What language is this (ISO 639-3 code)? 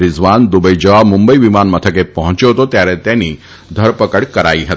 guj